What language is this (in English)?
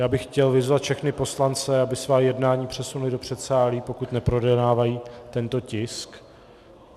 Czech